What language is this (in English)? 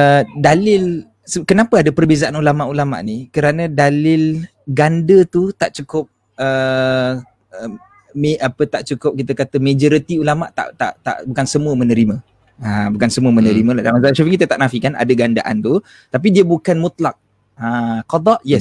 Malay